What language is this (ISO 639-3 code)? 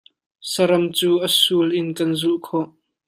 cnh